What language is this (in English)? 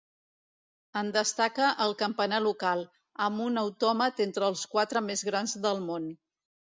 Catalan